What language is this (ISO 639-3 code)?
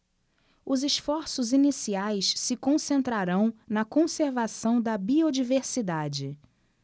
por